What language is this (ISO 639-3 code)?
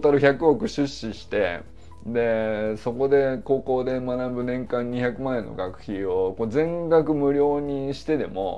jpn